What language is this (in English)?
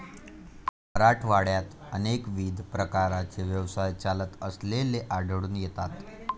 Marathi